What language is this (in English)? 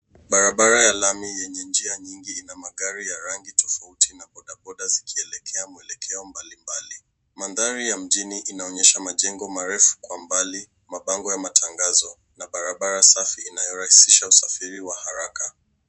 Swahili